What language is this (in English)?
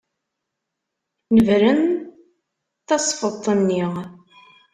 Kabyle